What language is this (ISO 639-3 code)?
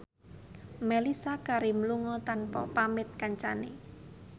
jav